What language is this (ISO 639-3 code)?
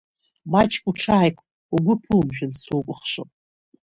abk